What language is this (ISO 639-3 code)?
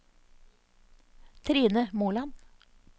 nor